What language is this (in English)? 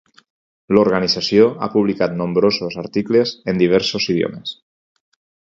Catalan